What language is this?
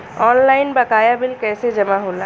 Bhojpuri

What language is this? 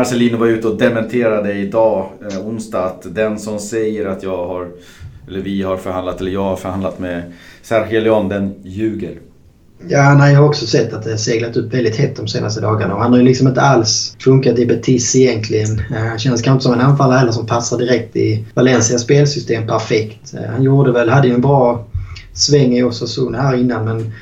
Swedish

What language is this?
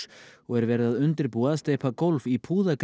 Icelandic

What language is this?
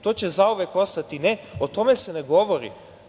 Serbian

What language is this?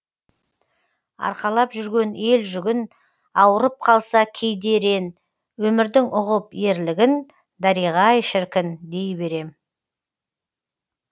Kazakh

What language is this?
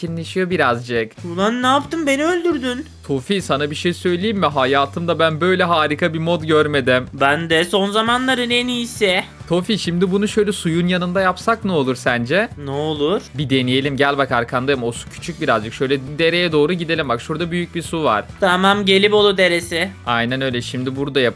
Turkish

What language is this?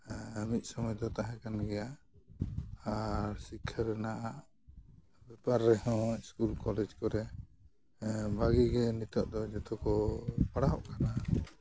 Santali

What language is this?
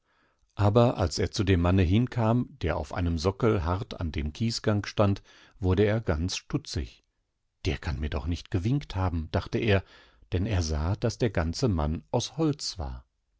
German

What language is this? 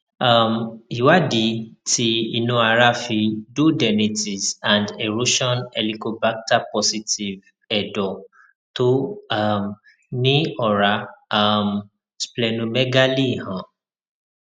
Yoruba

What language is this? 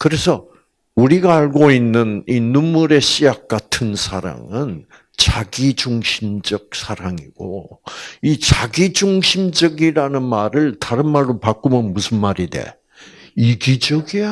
Korean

